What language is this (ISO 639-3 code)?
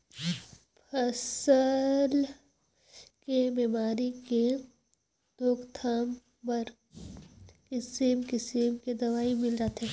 hne